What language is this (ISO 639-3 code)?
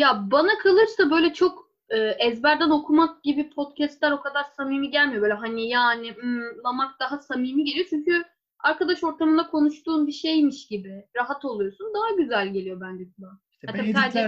tur